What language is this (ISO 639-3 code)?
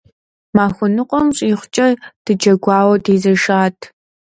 kbd